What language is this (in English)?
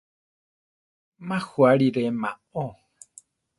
Central Tarahumara